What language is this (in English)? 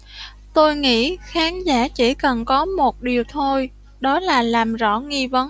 Vietnamese